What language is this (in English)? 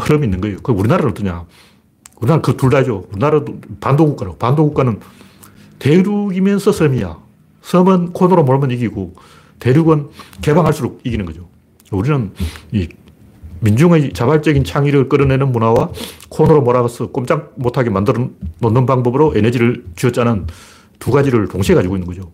Korean